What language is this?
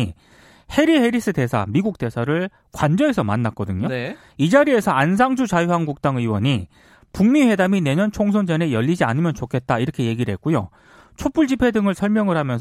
Korean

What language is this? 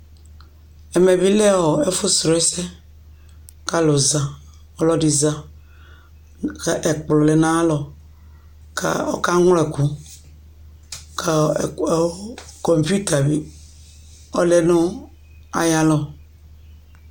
Ikposo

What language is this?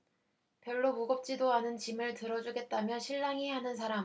Korean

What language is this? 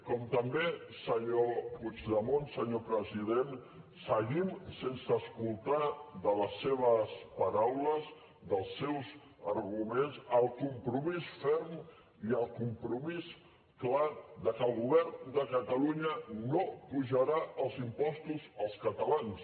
Catalan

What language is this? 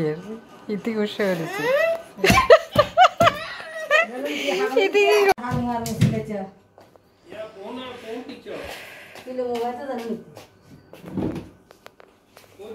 Bangla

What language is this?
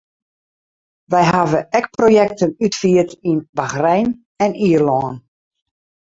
Western Frisian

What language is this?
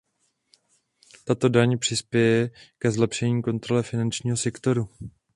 Czech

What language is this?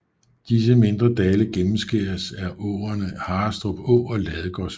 Danish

